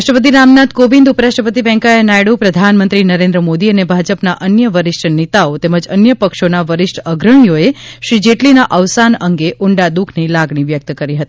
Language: Gujarati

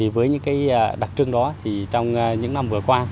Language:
Vietnamese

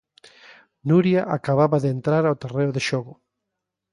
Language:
Galician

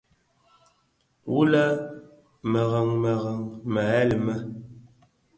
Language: Bafia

